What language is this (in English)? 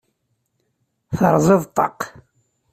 Kabyle